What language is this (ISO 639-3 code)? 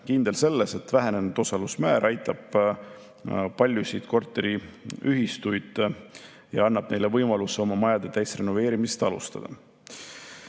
est